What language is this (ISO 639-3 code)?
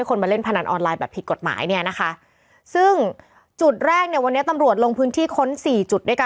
tha